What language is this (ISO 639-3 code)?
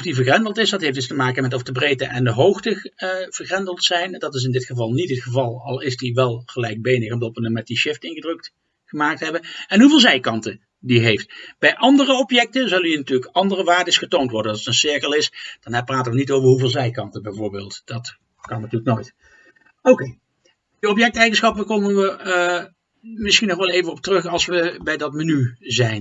nld